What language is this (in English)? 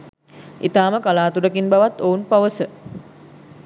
Sinhala